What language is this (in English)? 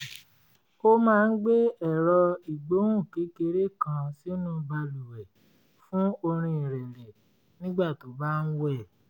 Yoruba